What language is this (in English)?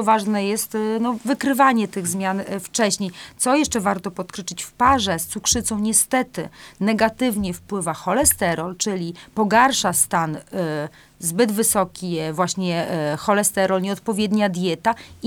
Polish